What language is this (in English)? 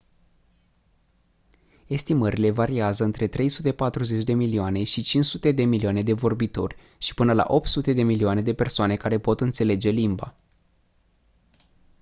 Romanian